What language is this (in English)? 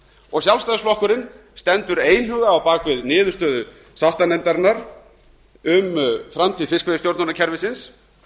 Icelandic